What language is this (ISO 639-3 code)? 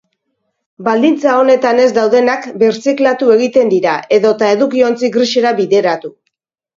eus